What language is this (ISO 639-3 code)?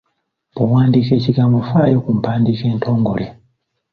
lug